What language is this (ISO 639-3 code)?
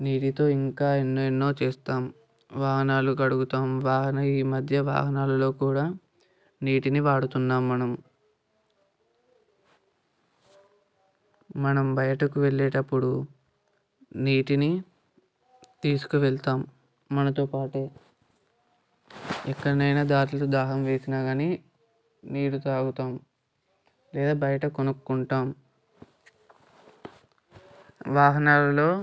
tel